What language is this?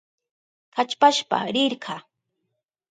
Southern Pastaza Quechua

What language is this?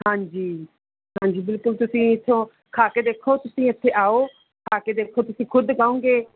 Punjabi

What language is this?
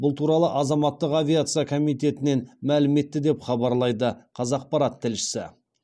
Kazakh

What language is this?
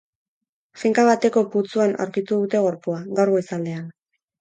Basque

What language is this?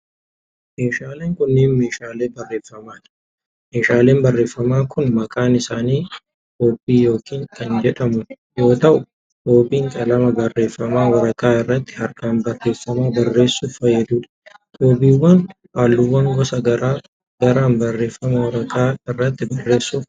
Oromo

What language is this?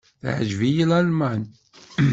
Kabyle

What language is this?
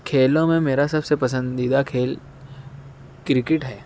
Urdu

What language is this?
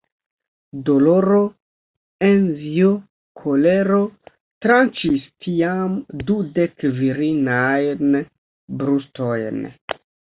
Esperanto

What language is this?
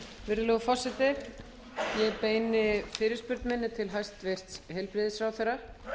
Icelandic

